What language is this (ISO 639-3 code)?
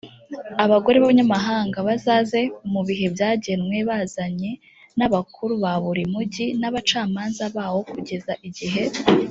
kin